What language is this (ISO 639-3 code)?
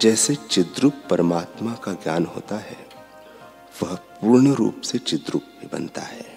hin